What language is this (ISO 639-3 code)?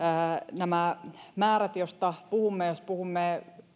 fin